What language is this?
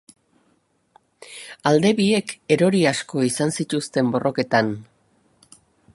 Basque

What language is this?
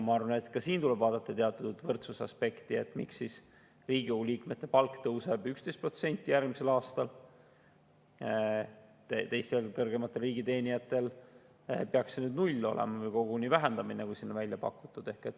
Estonian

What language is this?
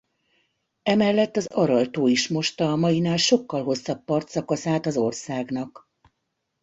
Hungarian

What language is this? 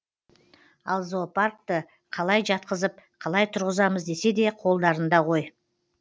Kazakh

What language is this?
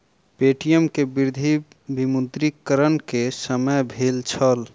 Maithili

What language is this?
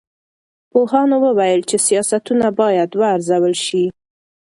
Pashto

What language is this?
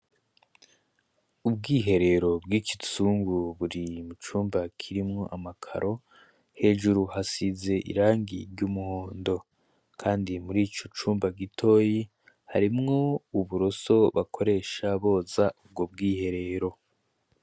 Rundi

